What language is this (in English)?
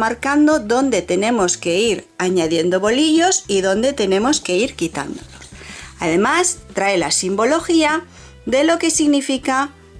Spanish